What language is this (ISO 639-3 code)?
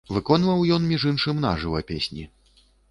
bel